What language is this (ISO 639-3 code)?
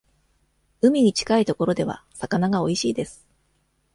jpn